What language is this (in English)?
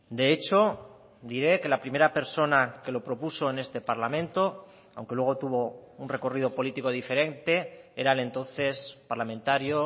Spanish